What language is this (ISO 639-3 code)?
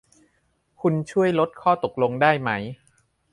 tha